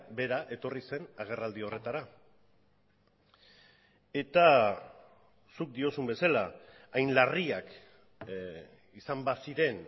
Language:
Basque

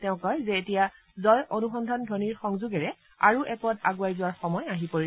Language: Assamese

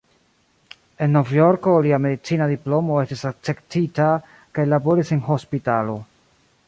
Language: Esperanto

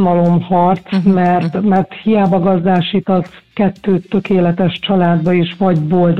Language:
Hungarian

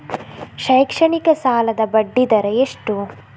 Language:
Kannada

